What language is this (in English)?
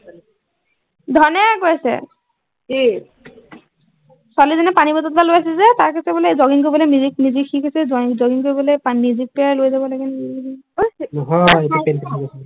Assamese